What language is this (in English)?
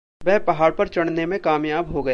Hindi